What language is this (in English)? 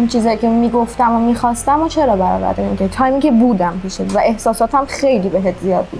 Persian